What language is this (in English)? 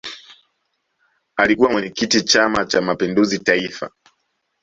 Swahili